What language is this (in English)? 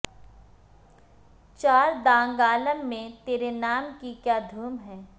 Urdu